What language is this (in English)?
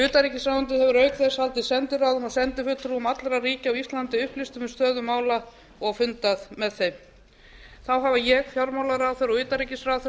Icelandic